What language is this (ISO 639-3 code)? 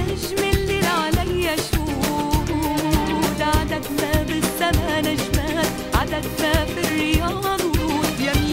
ara